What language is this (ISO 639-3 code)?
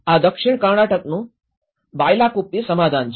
guj